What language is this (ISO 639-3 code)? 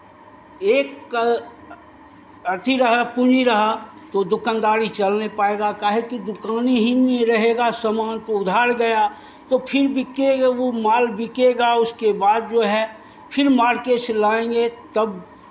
hin